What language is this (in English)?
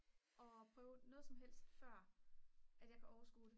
Danish